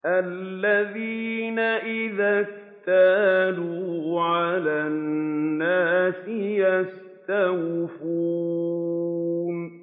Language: Arabic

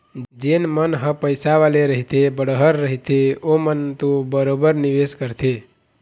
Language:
Chhattisgarhi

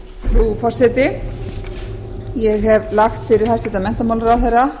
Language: Icelandic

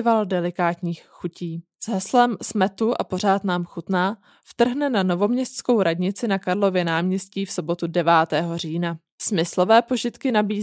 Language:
Czech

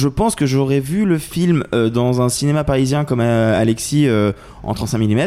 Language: French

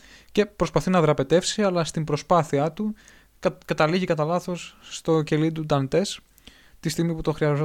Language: Greek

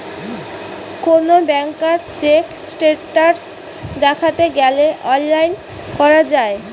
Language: Bangla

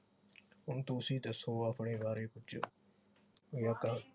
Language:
Punjabi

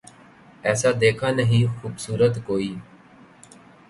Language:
Urdu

